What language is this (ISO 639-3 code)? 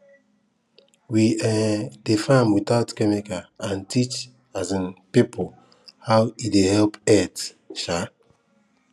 pcm